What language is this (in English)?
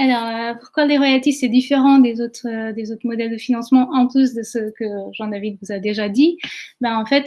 French